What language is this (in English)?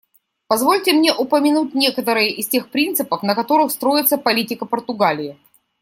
Russian